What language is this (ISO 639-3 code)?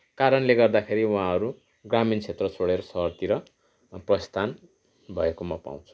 nep